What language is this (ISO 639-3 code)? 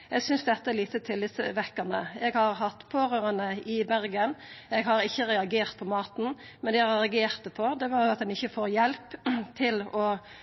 nno